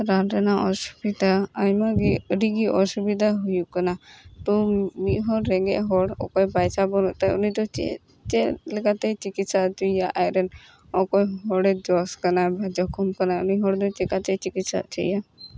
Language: Santali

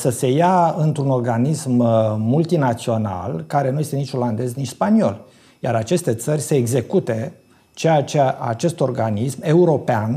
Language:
Romanian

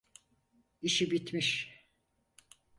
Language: Turkish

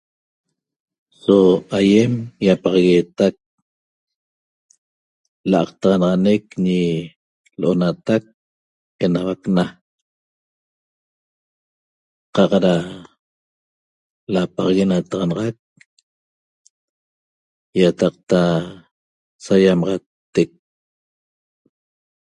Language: Toba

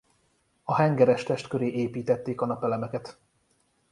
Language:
Hungarian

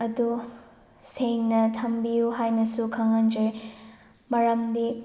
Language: Manipuri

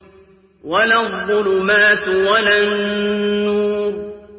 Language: Arabic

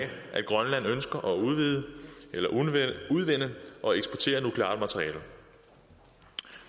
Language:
Danish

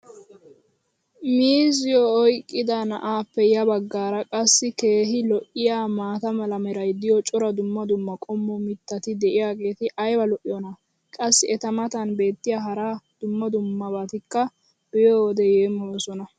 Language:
Wolaytta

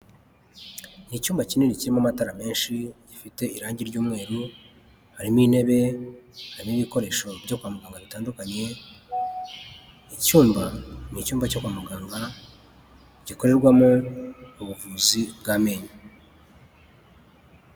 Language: Kinyarwanda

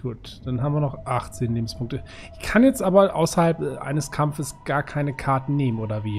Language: German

